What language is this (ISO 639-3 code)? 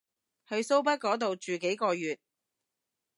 yue